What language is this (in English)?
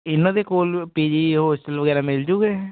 Punjabi